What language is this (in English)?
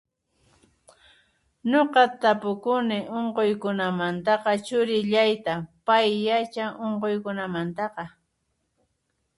Puno Quechua